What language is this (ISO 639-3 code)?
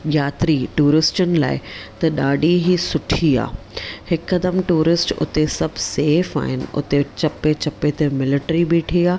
snd